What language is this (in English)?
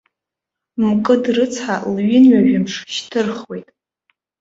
Abkhazian